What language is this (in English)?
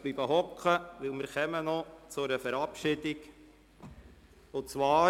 Swiss German